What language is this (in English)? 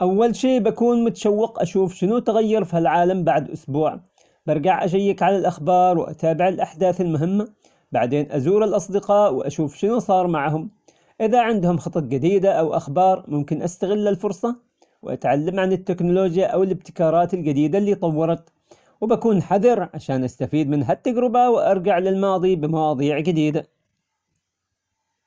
Omani Arabic